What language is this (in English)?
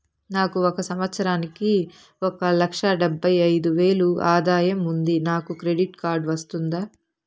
Telugu